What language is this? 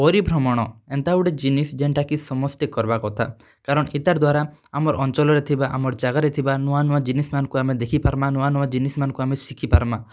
Odia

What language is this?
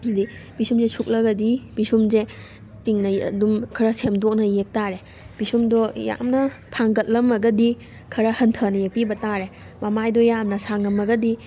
Manipuri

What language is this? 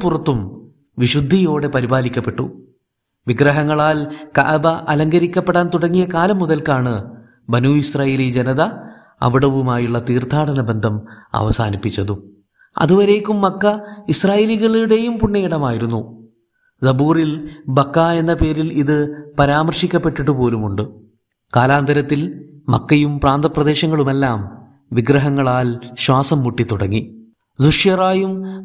Malayalam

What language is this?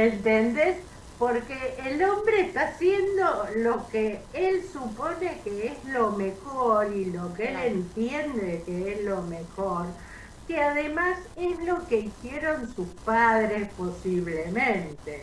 Spanish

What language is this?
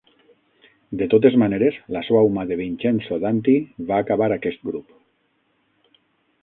Catalan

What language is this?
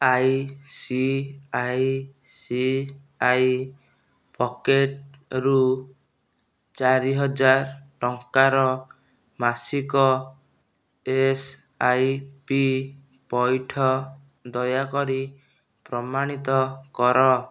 Odia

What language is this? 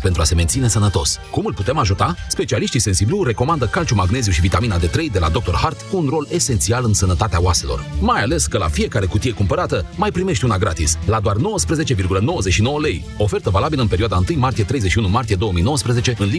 Romanian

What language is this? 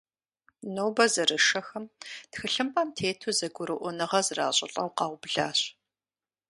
Kabardian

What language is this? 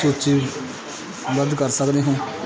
Punjabi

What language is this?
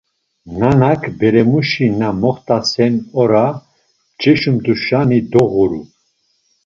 Laz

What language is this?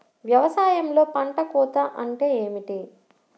Telugu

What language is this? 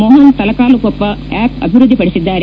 Kannada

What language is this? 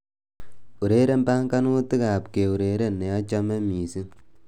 Kalenjin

